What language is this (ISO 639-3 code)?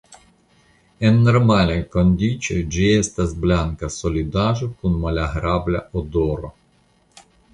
epo